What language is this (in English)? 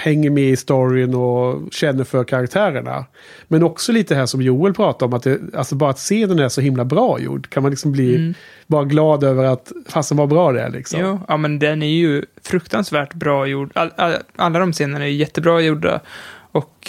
Swedish